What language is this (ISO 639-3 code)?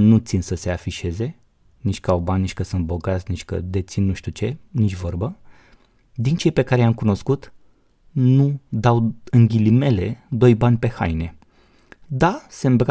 ron